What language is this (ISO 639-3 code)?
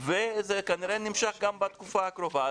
heb